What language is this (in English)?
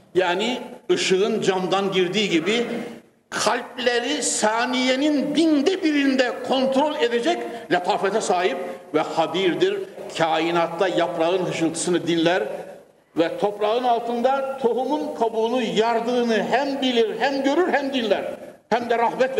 Turkish